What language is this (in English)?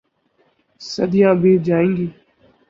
Urdu